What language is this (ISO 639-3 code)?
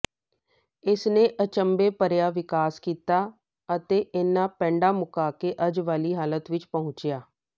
pan